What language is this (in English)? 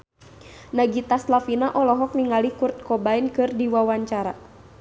Sundanese